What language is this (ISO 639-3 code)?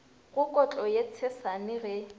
nso